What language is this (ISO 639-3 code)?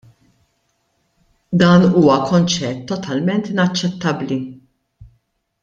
mlt